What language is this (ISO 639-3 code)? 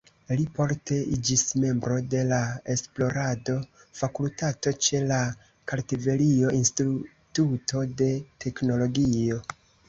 epo